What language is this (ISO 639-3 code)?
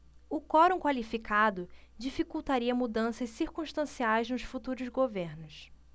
por